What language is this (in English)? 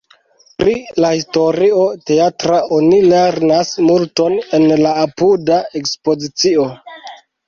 Esperanto